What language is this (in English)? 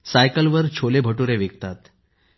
Marathi